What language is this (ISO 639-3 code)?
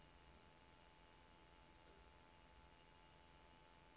nor